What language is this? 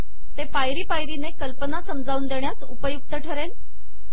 Marathi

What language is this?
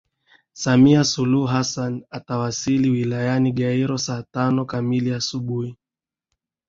Swahili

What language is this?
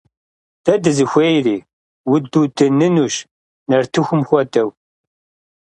Kabardian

